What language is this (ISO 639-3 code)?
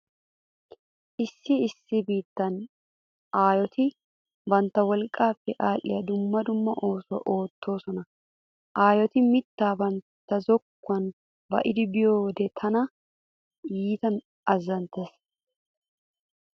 wal